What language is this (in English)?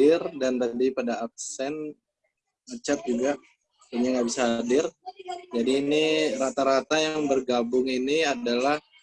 Indonesian